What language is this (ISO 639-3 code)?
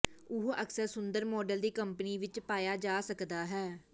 pan